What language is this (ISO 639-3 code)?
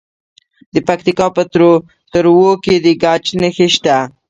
pus